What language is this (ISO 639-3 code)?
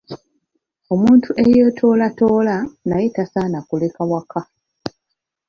lug